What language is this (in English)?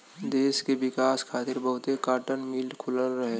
Bhojpuri